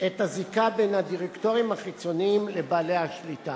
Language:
Hebrew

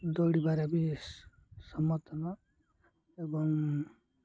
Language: Odia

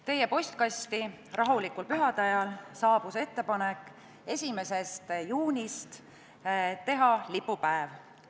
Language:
Estonian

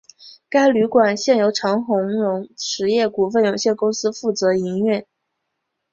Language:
Chinese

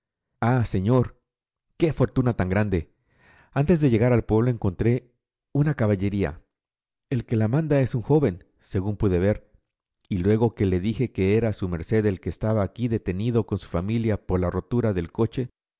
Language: Spanish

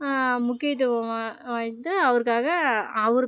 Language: Tamil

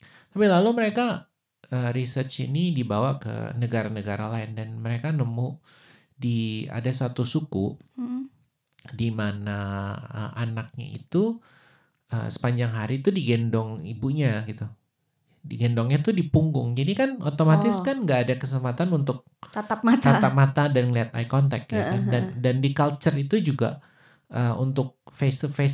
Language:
Indonesian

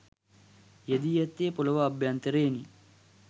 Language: Sinhala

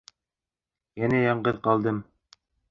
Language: Bashkir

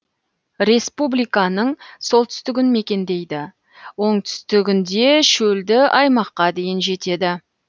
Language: Kazakh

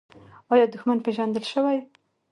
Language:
Pashto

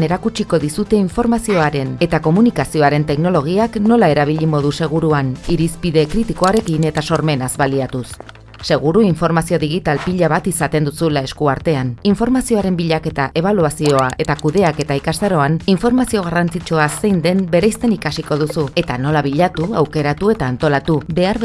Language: Basque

